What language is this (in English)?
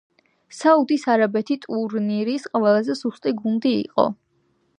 Georgian